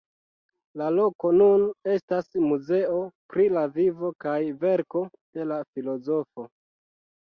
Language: Esperanto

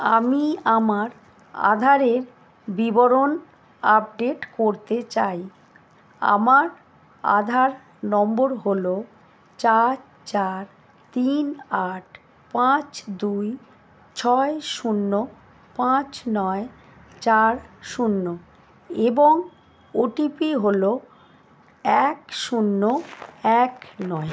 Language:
Bangla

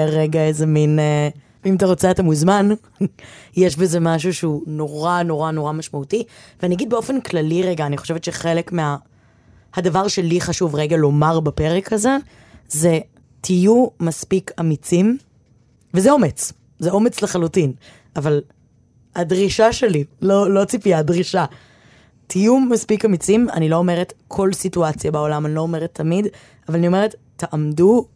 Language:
Hebrew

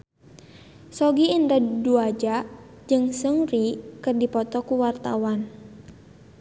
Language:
Sundanese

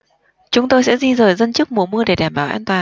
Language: Vietnamese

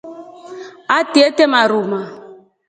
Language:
Rombo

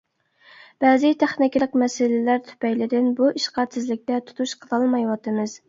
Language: Uyghur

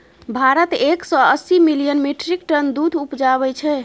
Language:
Maithili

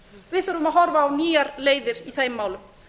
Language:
Icelandic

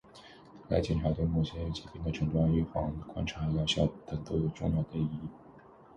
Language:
Chinese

